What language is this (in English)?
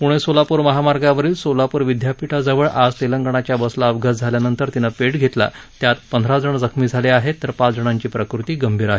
Marathi